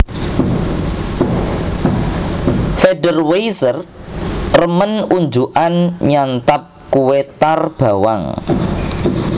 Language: Javanese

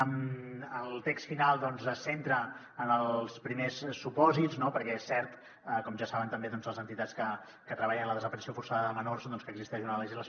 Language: Catalan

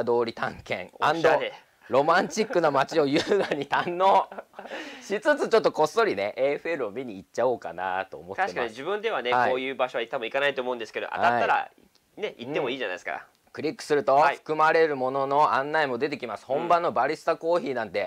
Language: Japanese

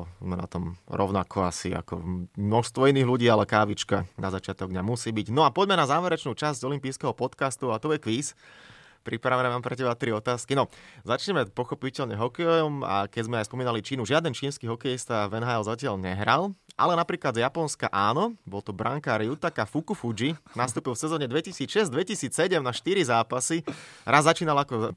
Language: Slovak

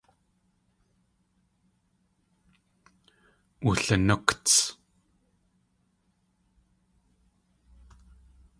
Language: Tlingit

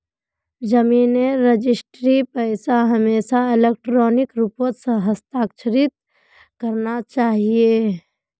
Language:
Magahi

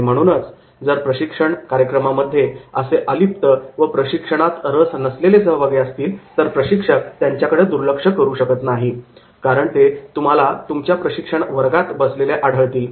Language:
Marathi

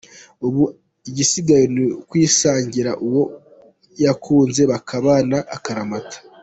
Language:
Kinyarwanda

